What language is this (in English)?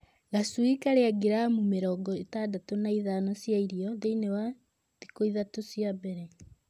Kikuyu